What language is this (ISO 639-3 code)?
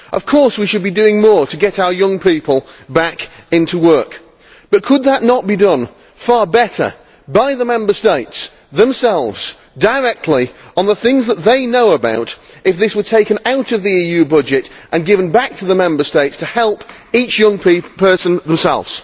eng